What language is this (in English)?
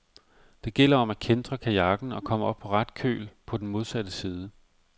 Danish